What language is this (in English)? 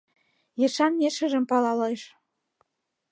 Mari